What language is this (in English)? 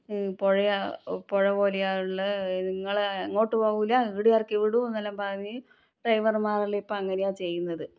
Malayalam